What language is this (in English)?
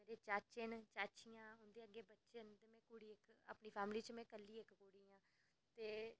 Dogri